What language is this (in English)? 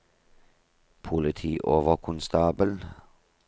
Norwegian